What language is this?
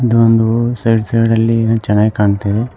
Kannada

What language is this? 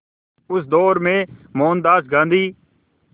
Hindi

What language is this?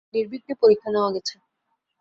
Bangla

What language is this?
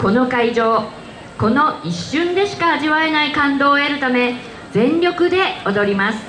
Japanese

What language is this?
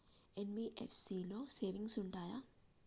Telugu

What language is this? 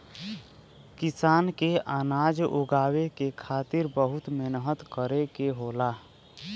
Bhojpuri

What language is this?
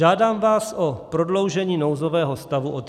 Czech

